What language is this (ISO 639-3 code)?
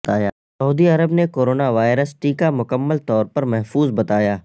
urd